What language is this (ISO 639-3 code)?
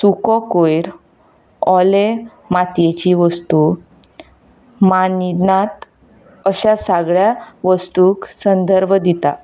kok